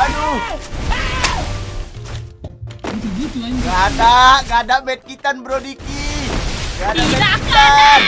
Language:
Indonesian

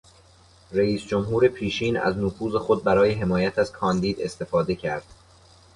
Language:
Persian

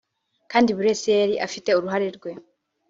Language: Kinyarwanda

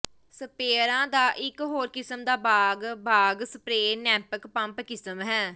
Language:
Punjabi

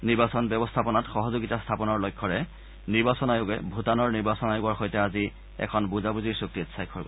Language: Assamese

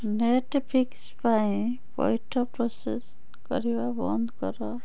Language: Odia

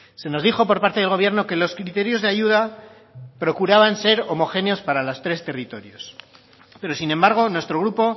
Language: Spanish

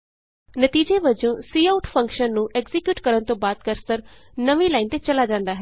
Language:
Punjabi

